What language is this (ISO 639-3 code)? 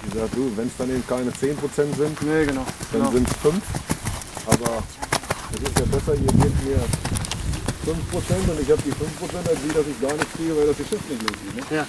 deu